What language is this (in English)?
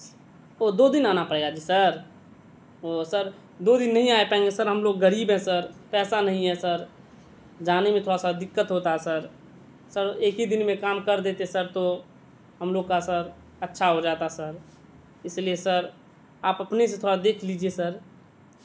Urdu